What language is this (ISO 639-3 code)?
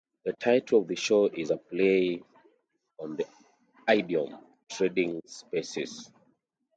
eng